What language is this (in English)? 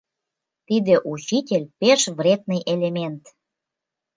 Mari